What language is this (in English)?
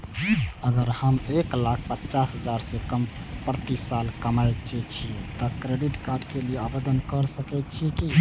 Maithili